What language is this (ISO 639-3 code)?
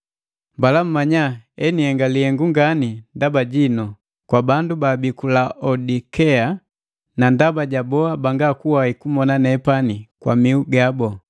mgv